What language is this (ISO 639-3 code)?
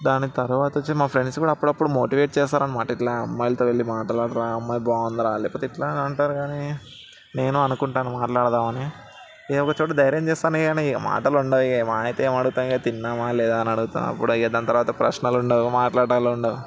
tel